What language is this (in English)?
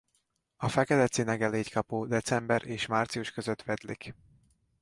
Hungarian